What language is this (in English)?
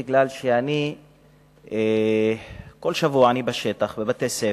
Hebrew